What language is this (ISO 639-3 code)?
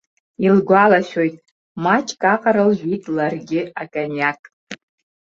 abk